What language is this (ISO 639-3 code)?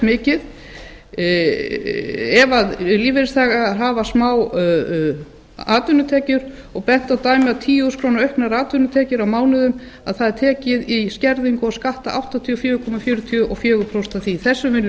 isl